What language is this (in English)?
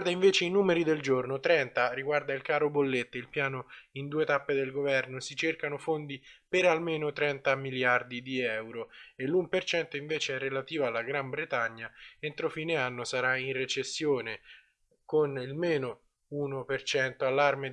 Italian